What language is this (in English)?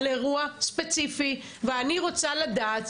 Hebrew